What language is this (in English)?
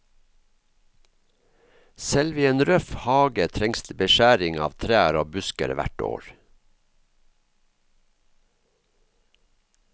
Norwegian